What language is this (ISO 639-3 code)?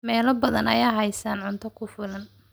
som